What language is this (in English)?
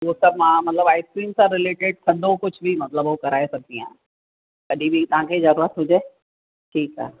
Sindhi